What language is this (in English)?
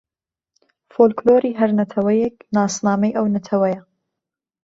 Central Kurdish